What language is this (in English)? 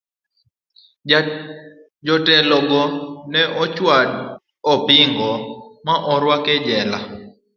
Luo (Kenya and Tanzania)